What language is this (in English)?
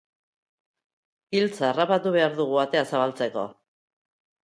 Basque